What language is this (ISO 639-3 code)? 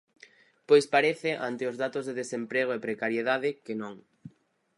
glg